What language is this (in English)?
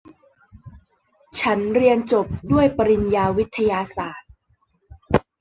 Thai